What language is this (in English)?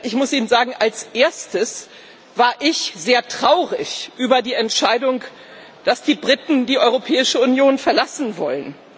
German